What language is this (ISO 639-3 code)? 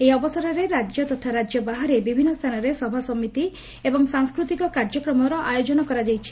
ori